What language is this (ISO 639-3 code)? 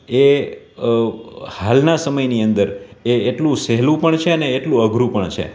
guj